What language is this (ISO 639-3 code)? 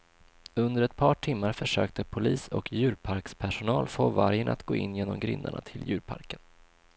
swe